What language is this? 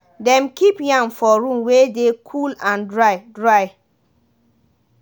Nigerian Pidgin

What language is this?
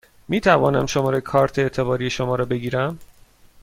Persian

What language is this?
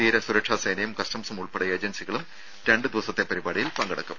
Malayalam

